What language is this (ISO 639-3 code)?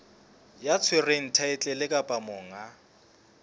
sot